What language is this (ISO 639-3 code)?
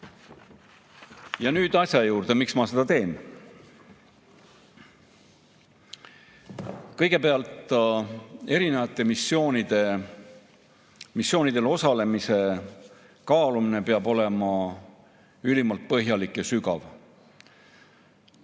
est